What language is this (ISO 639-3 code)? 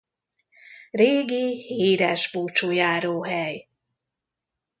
hun